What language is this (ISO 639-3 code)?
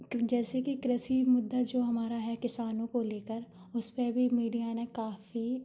hin